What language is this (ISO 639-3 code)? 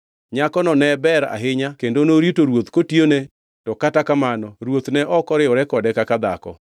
luo